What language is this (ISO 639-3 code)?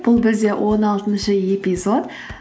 kaz